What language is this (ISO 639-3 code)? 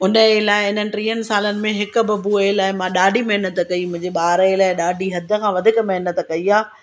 snd